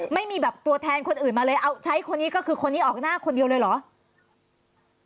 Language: Thai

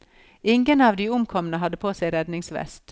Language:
Norwegian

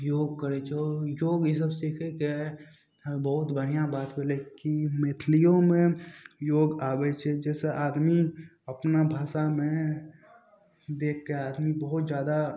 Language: Maithili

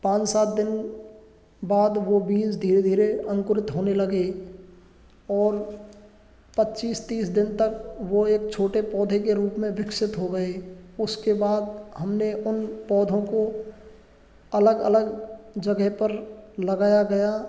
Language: Hindi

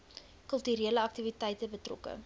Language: Afrikaans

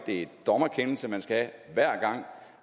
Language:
Danish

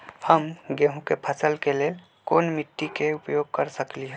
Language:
Magahi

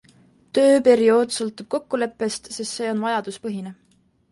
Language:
Estonian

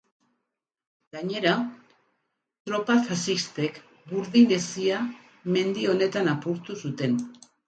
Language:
Basque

